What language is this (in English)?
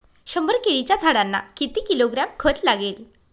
Marathi